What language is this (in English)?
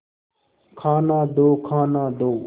Hindi